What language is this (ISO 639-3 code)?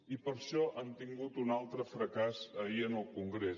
cat